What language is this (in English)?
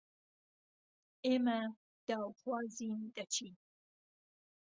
Central Kurdish